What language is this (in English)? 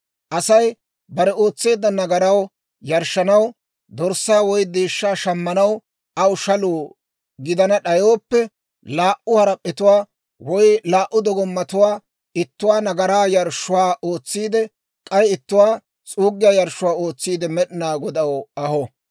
Dawro